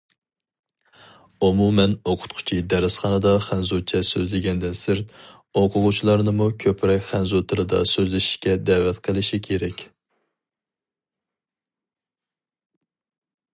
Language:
Uyghur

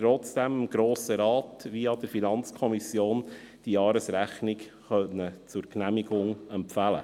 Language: Swiss German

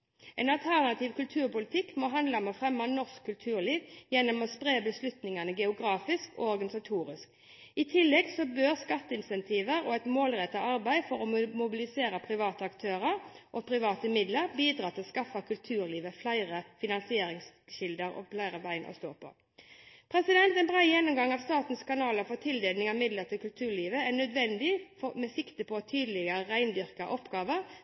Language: Norwegian Bokmål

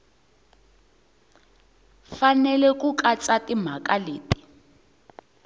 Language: Tsonga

